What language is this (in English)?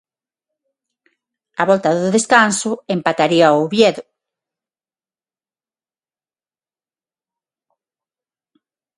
Galician